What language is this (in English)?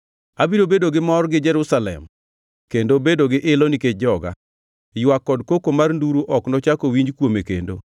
Luo (Kenya and Tanzania)